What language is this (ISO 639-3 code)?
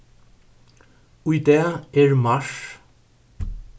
fao